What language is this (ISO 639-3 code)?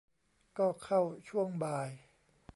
tha